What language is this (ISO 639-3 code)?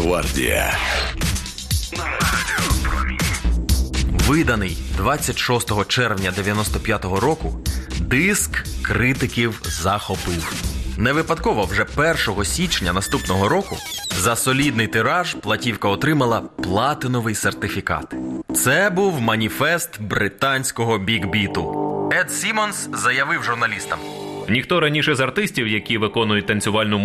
ukr